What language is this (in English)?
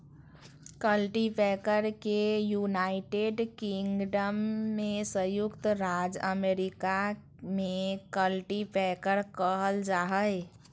Magahi